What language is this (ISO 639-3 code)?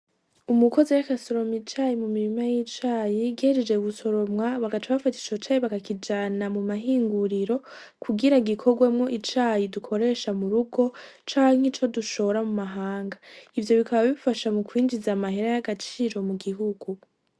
run